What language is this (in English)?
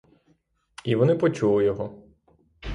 Ukrainian